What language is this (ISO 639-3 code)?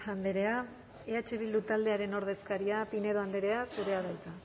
eus